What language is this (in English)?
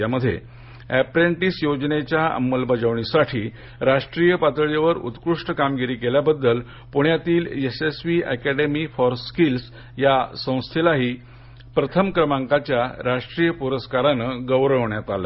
Marathi